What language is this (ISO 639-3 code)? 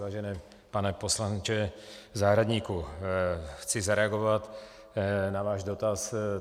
ces